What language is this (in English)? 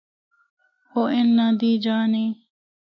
Northern Hindko